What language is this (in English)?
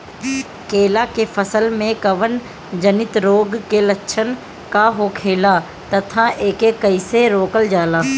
Bhojpuri